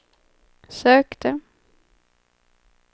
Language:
Swedish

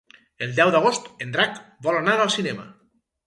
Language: Catalan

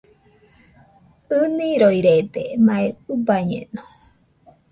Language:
Nüpode Huitoto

